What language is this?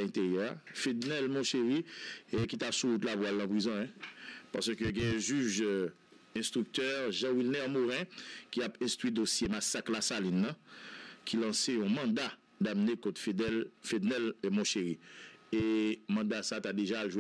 French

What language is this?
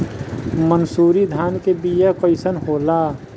Bhojpuri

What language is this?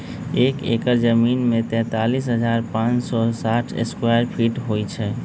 Magahi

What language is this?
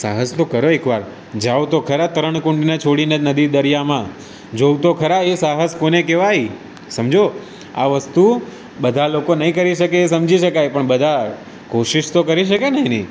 Gujarati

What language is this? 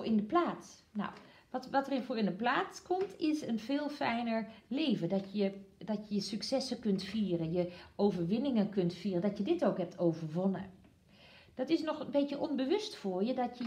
Dutch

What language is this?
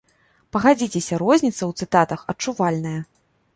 Belarusian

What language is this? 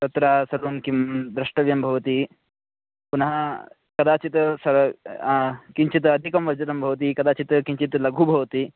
Sanskrit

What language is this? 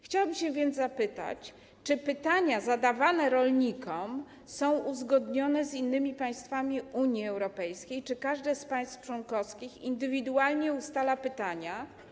Polish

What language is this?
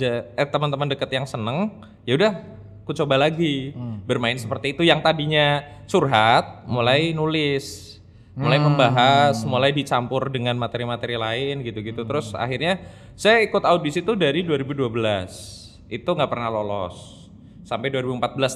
Indonesian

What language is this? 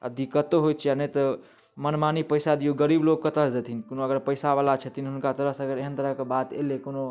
Maithili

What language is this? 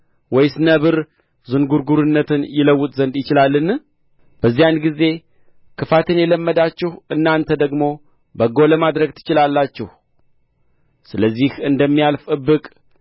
Amharic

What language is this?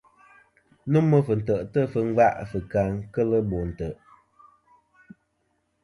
Kom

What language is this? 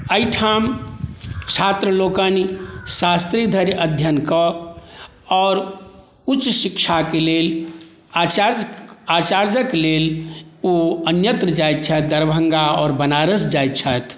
Maithili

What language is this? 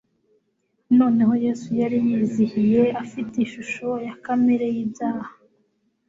Kinyarwanda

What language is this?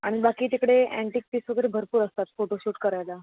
Marathi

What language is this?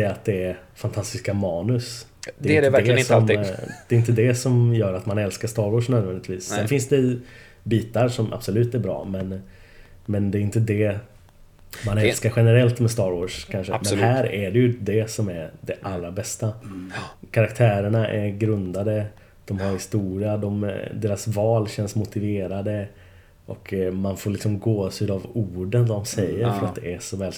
Swedish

